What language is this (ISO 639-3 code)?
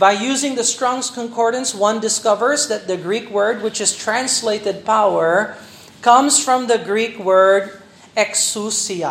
fil